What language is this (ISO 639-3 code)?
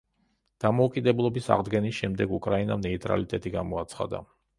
kat